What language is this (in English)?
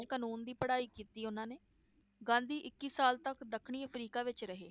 Punjabi